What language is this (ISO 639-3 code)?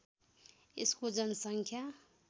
nep